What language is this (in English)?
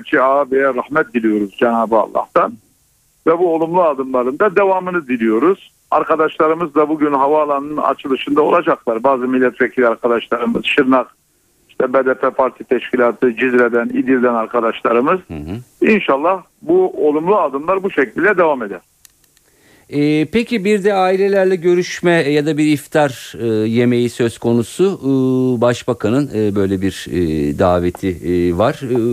Turkish